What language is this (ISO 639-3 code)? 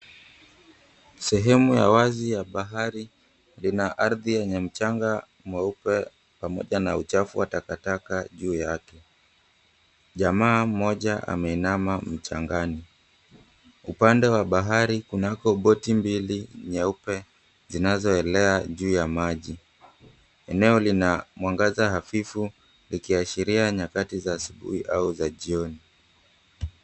swa